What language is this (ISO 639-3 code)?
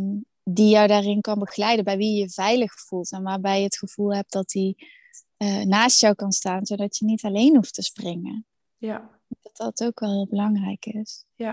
nld